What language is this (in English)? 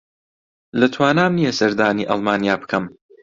Central Kurdish